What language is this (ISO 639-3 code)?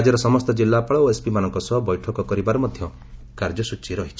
ori